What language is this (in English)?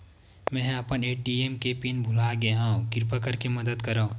Chhattisgarhi